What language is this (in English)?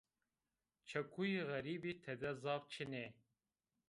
Zaza